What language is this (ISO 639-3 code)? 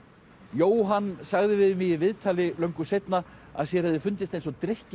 isl